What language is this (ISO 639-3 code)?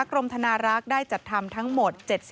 tha